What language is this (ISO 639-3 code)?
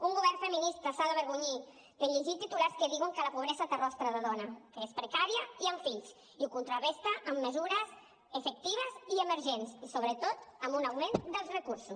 cat